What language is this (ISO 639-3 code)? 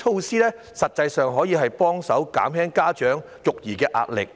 yue